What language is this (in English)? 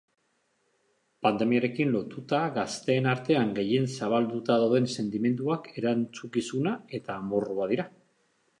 Basque